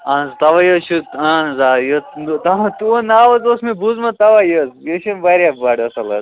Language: Kashmiri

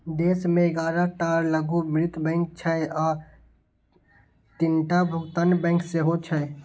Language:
Maithili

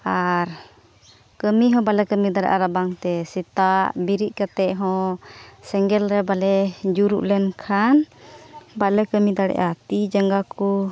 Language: Santali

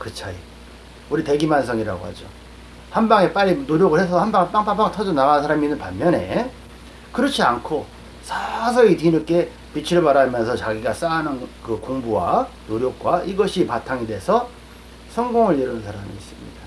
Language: Korean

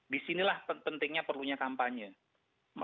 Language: Indonesian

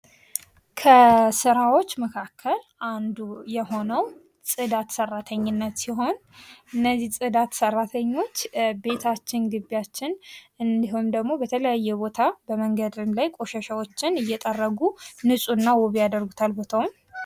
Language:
Amharic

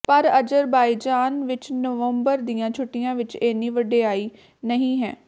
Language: Punjabi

